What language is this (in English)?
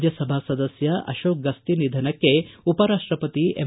Kannada